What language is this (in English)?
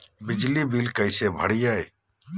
Magahi